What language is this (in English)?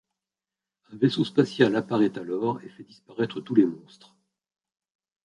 French